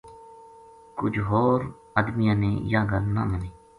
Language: Gujari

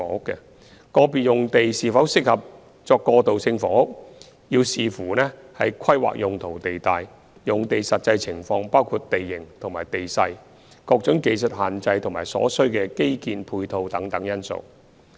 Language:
Cantonese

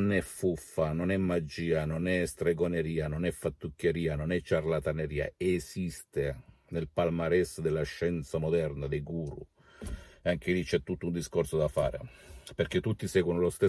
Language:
Italian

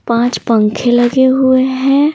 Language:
Hindi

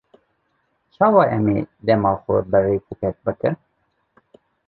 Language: Kurdish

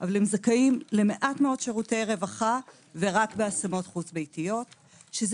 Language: Hebrew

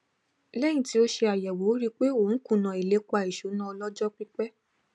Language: Yoruba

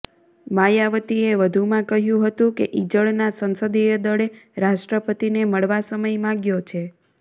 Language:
Gujarati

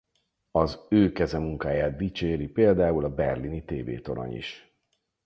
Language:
Hungarian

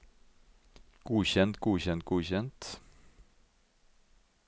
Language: Norwegian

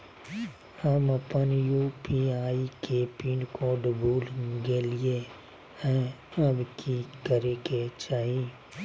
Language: Magahi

